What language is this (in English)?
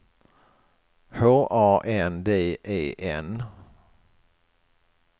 Swedish